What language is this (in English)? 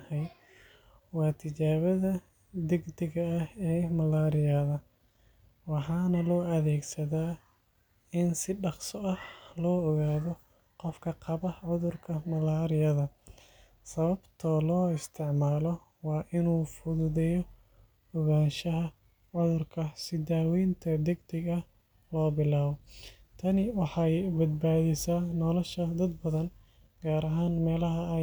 Somali